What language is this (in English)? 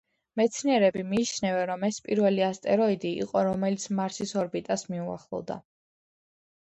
Georgian